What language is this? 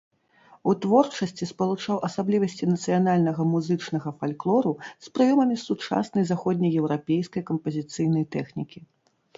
Belarusian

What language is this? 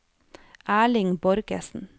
Norwegian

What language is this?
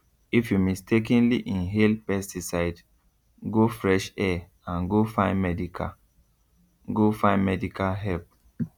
Nigerian Pidgin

